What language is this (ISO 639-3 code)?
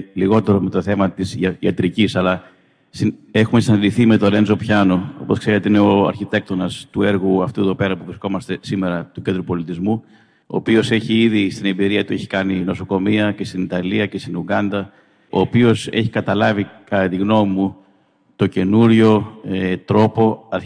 ell